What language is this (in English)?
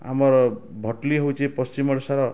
Odia